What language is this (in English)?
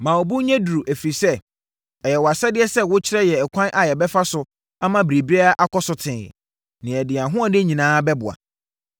Akan